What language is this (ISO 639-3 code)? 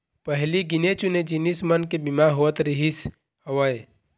hne